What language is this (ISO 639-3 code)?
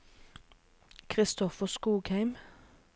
nor